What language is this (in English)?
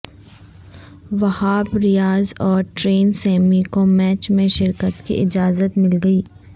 Urdu